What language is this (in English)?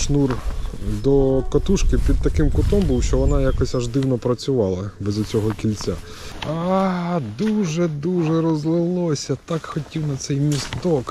Ukrainian